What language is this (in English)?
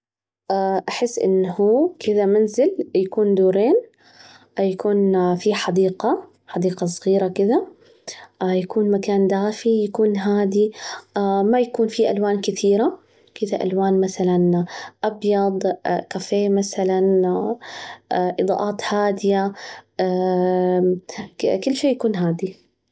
Najdi Arabic